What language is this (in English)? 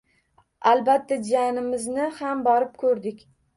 Uzbek